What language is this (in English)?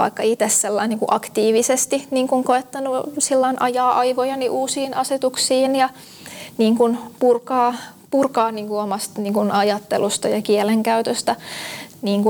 Finnish